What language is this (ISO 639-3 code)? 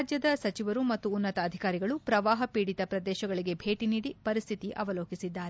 kan